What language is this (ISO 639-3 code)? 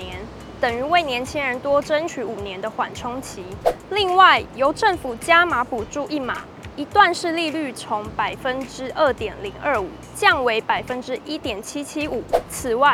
zho